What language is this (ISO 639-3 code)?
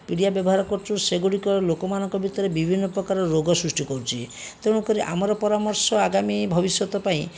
ori